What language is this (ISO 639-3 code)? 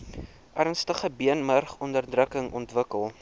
afr